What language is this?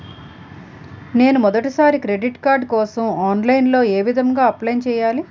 Telugu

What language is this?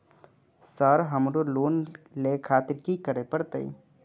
Maithili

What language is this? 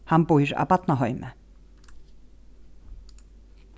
Faroese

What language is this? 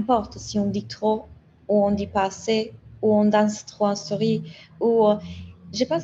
French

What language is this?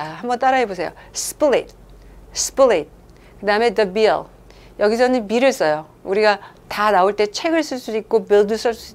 Korean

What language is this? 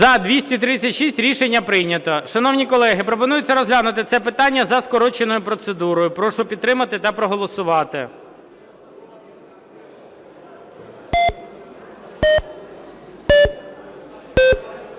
Ukrainian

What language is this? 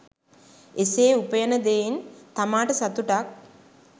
Sinhala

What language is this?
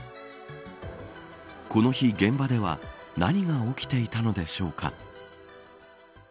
Japanese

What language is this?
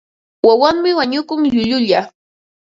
Ambo-Pasco Quechua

